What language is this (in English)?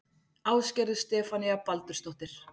Icelandic